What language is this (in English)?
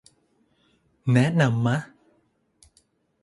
Thai